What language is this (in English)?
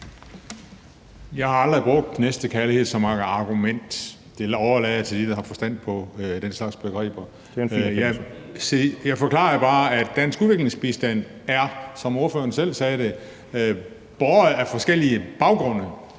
Danish